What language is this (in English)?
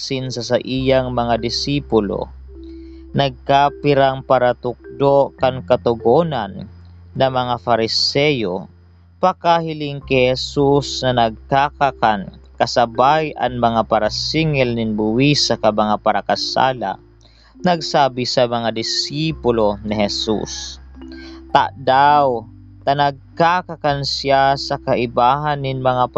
Filipino